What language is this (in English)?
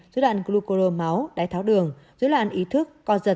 Vietnamese